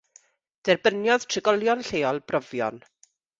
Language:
Welsh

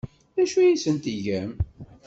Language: Kabyle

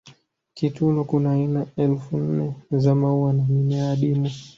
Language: Swahili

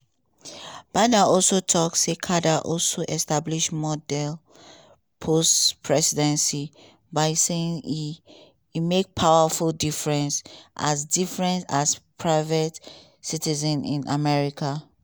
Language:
Nigerian Pidgin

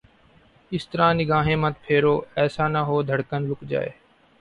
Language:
Urdu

